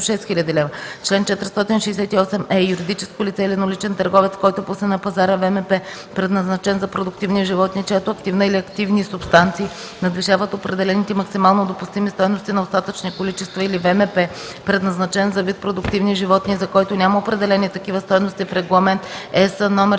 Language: Bulgarian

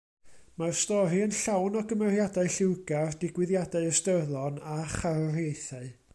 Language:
Welsh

